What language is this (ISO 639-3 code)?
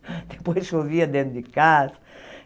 por